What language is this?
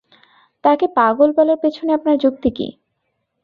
Bangla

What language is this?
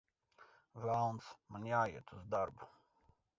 Latvian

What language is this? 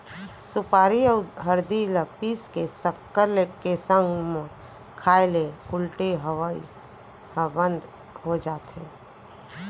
Chhattisgarhi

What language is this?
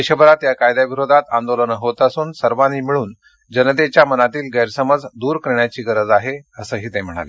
Marathi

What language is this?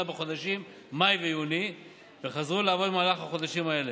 Hebrew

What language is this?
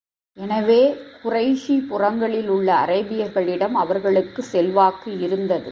Tamil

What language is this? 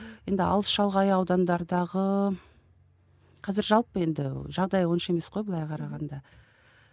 Kazakh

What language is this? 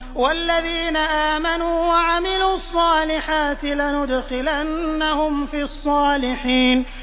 Arabic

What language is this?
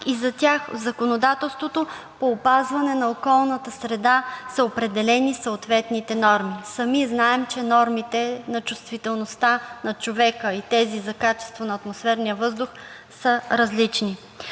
Bulgarian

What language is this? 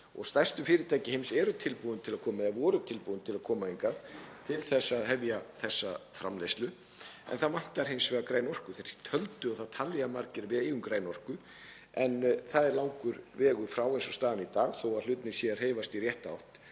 Icelandic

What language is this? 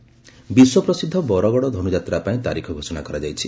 Odia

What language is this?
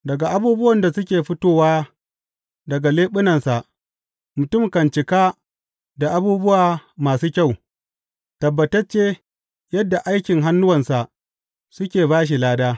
Hausa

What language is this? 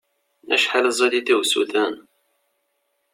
Kabyle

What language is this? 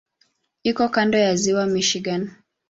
Swahili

